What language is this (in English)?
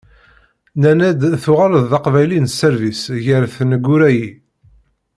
Kabyle